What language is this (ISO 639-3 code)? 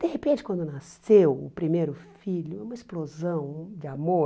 por